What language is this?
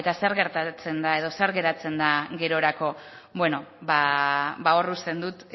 Basque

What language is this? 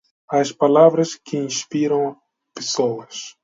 Portuguese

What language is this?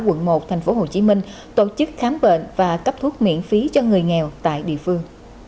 Vietnamese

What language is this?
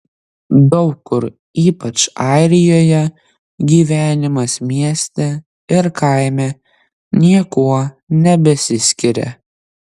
Lithuanian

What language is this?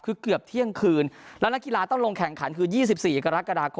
Thai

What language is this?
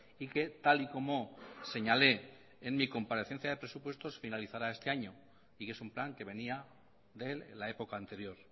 Spanish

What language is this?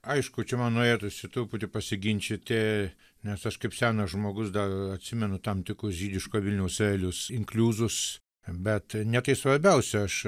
Lithuanian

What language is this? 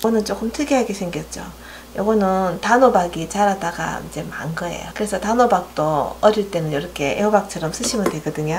Korean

